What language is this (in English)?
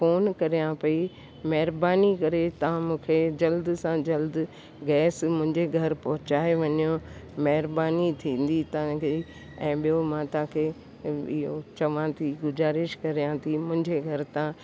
Sindhi